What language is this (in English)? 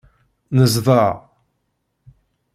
Kabyle